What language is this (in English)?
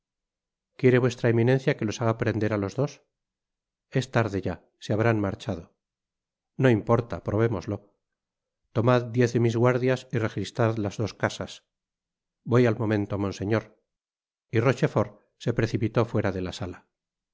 Spanish